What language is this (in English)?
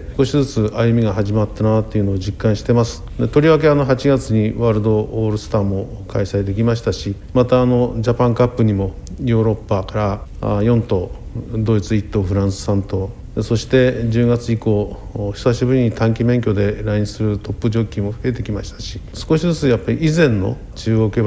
Japanese